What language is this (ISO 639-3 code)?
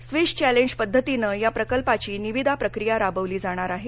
mar